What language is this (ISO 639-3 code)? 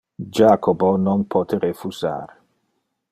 ina